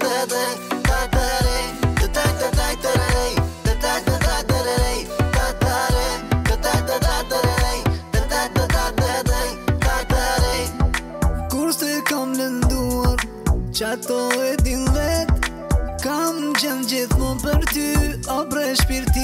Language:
Arabic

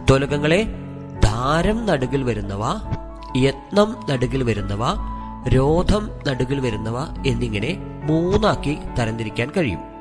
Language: Malayalam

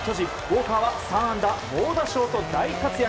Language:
Japanese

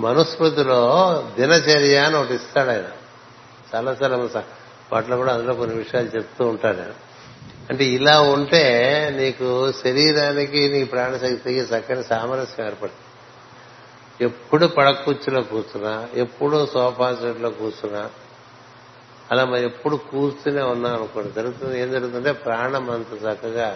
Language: Telugu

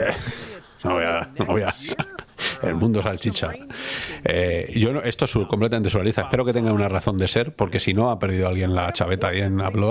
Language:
Spanish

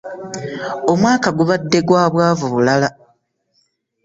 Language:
Ganda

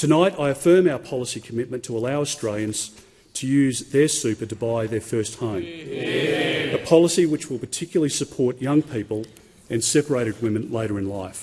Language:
English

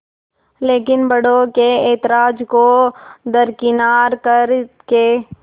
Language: Hindi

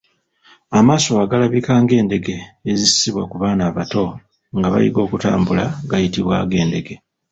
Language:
Ganda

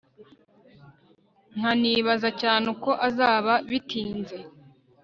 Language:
Kinyarwanda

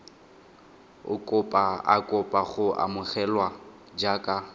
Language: Tswana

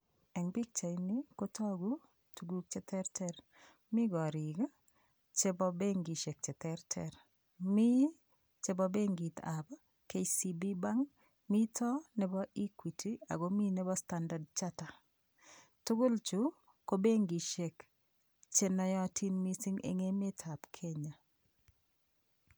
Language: Kalenjin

